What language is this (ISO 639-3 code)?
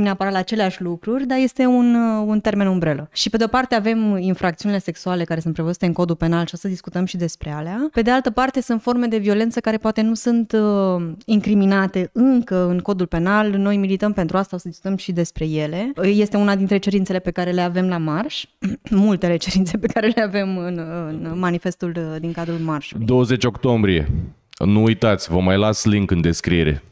ron